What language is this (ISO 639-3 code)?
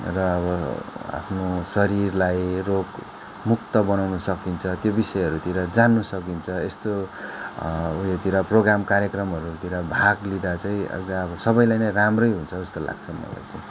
nep